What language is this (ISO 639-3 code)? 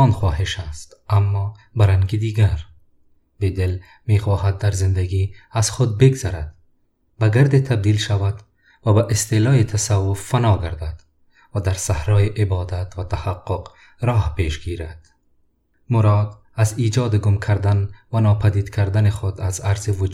fas